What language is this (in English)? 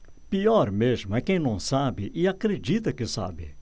Portuguese